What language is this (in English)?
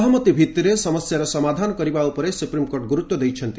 Odia